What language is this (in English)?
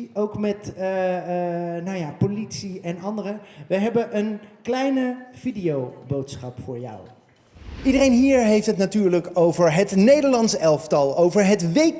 Dutch